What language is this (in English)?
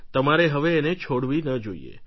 Gujarati